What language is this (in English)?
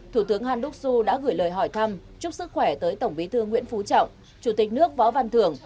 Vietnamese